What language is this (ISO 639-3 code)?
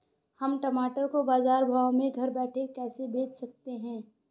hin